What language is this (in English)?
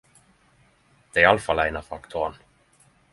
Norwegian Nynorsk